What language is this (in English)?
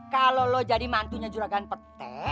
Indonesian